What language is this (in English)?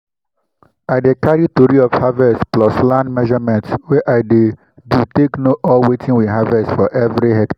Nigerian Pidgin